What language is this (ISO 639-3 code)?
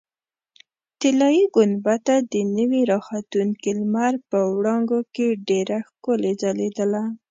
pus